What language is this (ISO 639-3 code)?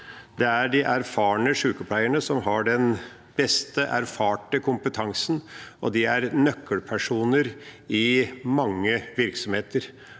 nor